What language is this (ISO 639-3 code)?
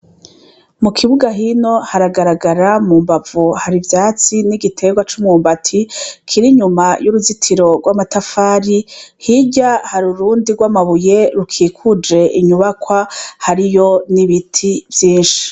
run